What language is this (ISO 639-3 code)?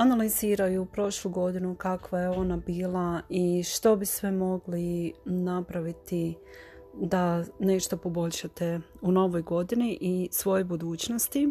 hrv